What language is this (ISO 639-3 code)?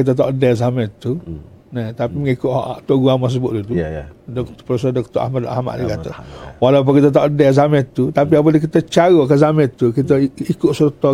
msa